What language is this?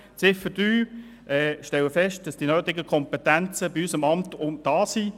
Swiss German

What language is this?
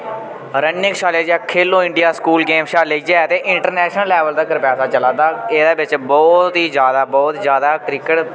Dogri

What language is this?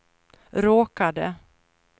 Swedish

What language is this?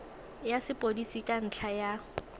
Tswana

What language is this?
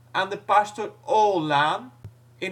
Dutch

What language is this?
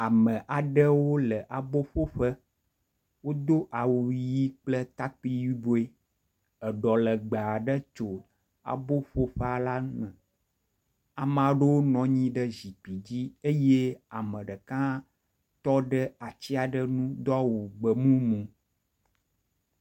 Ewe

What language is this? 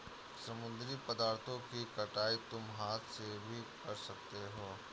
Hindi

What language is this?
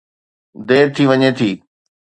Sindhi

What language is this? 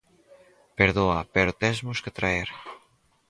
Galician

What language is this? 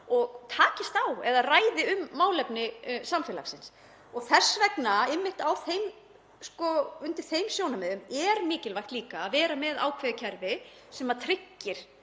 Icelandic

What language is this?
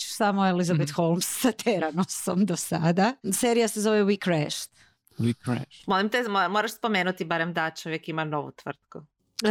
Croatian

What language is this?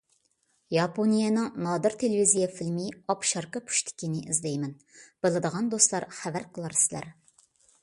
Uyghur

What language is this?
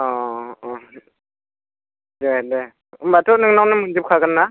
Bodo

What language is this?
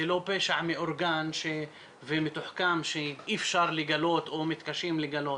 Hebrew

